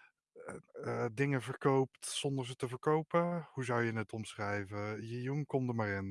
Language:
Dutch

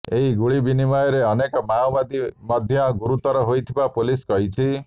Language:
Odia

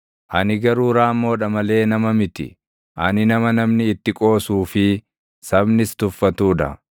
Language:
Oromo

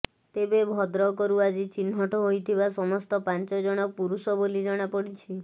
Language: Odia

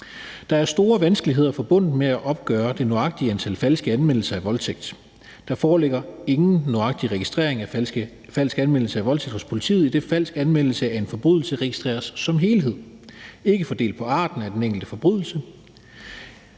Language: Danish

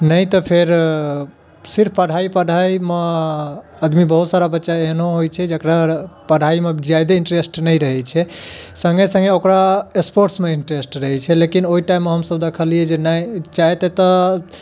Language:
Maithili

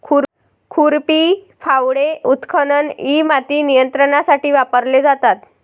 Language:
Marathi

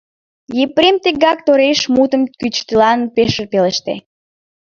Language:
Mari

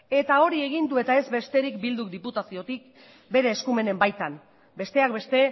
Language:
Basque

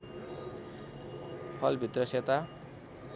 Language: Nepali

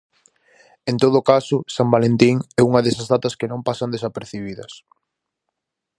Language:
Galician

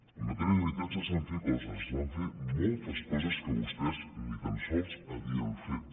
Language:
Catalan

